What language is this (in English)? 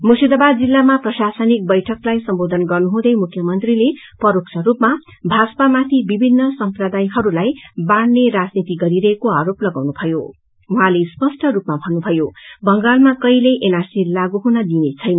Nepali